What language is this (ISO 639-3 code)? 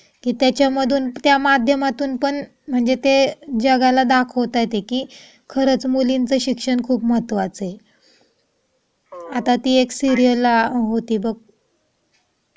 mar